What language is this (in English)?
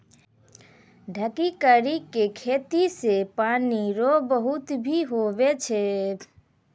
Maithili